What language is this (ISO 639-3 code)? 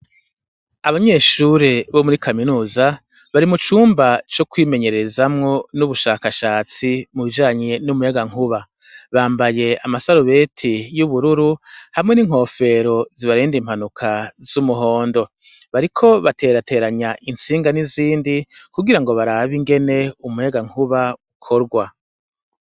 run